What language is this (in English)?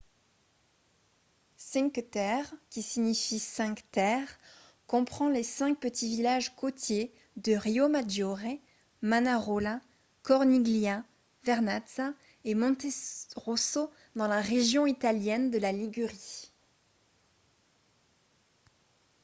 French